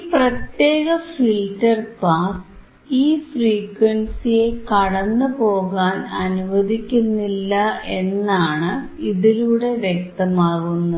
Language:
Malayalam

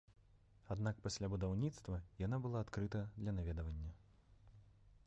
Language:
Belarusian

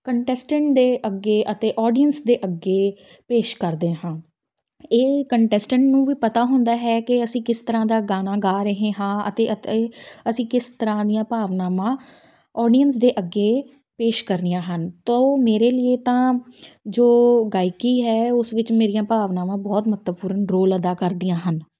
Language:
Punjabi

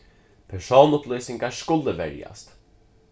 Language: Faroese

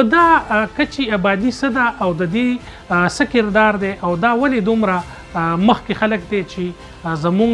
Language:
Arabic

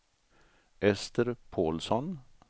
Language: Swedish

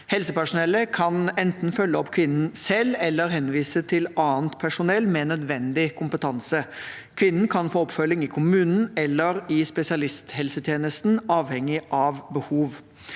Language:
Norwegian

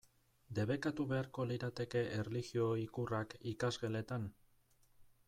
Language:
Basque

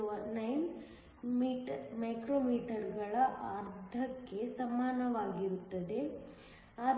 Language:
Kannada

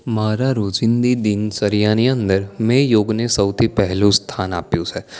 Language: Gujarati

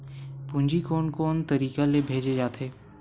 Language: Chhattisgarhi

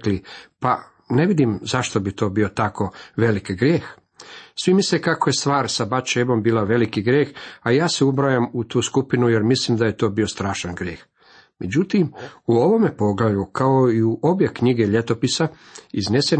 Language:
Croatian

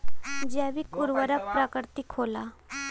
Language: Bhojpuri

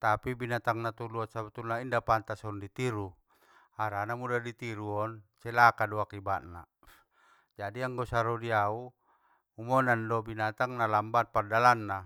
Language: Batak Mandailing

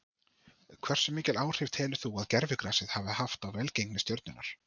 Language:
Icelandic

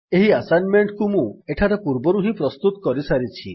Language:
Odia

